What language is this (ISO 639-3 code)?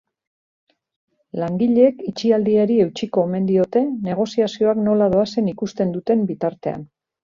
eus